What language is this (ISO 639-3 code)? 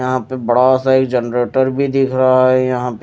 hin